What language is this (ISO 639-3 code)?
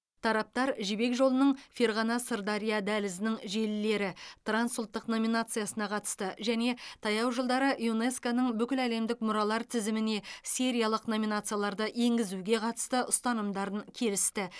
kaz